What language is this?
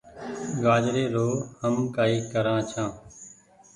Goaria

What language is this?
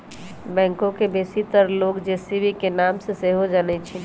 Magahi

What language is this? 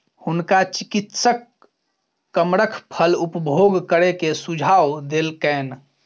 Maithili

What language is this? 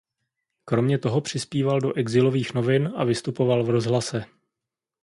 Czech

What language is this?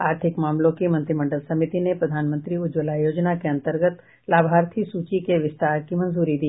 Hindi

